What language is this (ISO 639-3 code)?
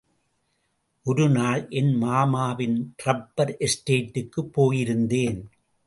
tam